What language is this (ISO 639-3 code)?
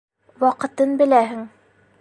bak